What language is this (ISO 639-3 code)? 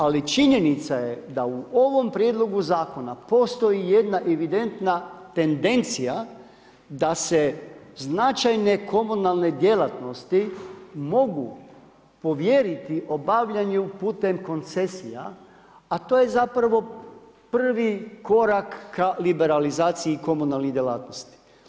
hrv